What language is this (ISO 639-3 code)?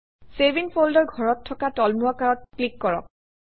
asm